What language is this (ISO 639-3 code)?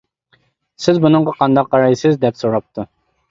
uig